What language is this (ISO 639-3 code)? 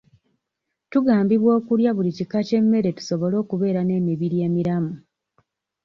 lug